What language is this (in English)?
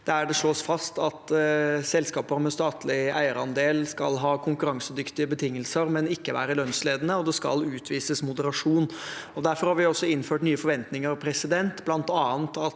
Norwegian